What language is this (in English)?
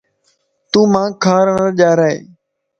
Lasi